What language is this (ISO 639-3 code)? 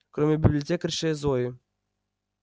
rus